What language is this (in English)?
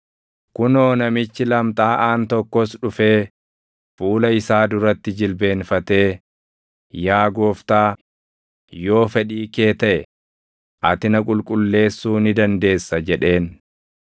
Oromo